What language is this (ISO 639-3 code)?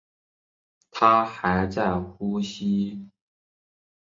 zho